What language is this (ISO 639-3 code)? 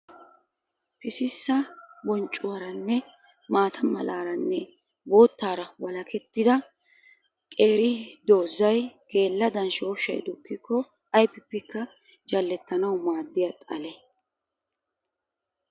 wal